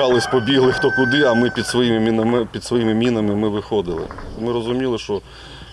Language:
Ukrainian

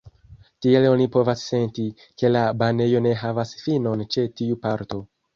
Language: Esperanto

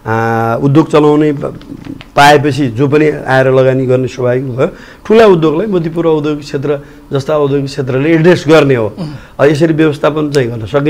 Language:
Korean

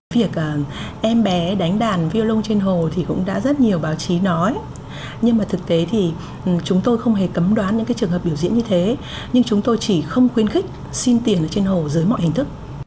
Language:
Vietnamese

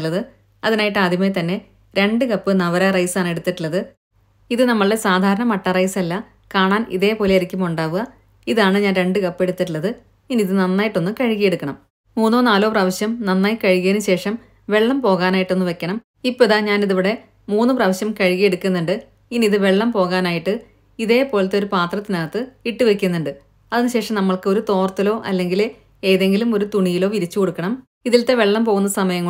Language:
Malayalam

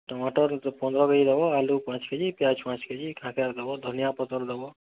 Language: Odia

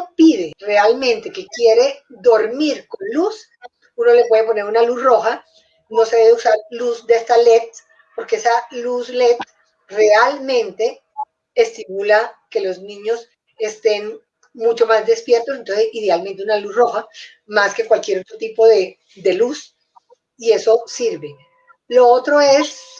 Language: Spanish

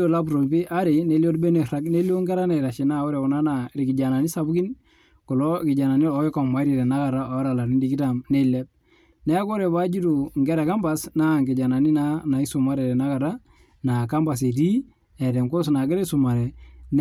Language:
Masai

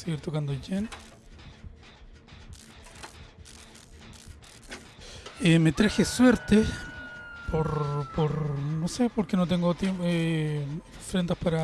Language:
Spanish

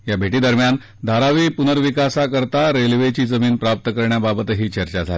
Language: Marathi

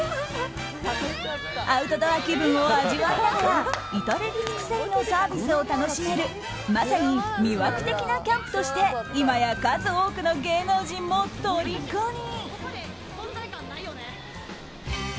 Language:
Japanese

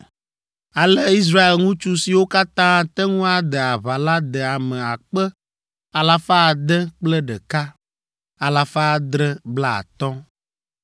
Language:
Ewe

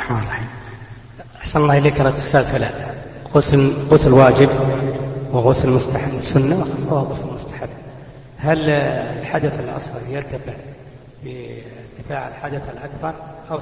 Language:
Arabic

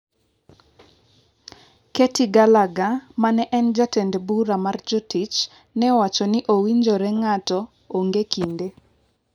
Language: Luo (Kenya and Tanzania)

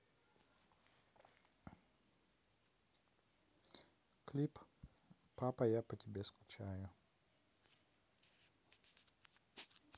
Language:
Russian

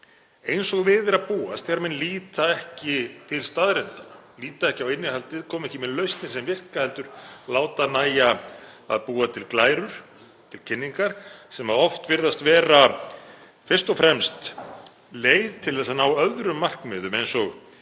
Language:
Icelandic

